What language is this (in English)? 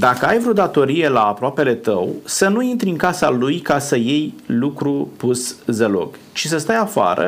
Romanian